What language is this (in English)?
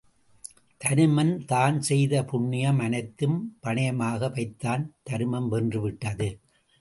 Tamil